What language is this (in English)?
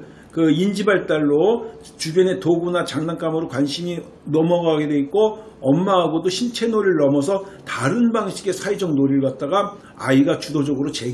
Korean